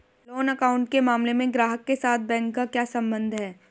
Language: Hindi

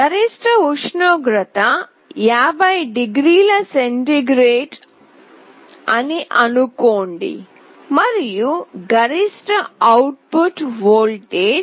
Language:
Telugu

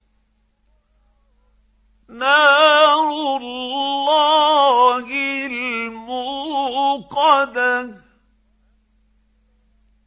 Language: Arabic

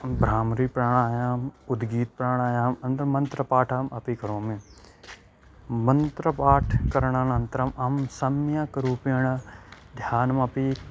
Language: Sanskrit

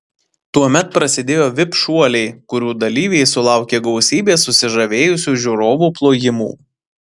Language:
Lithuanian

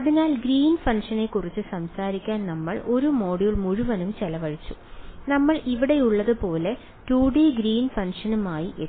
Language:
Malayalam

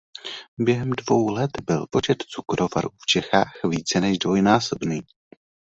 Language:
Czech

